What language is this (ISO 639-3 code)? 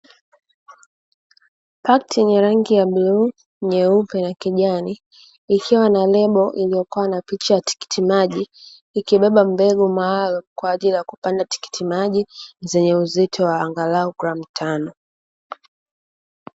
swa